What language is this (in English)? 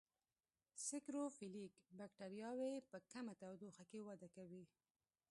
Pashto